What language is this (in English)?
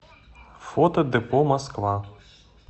Russian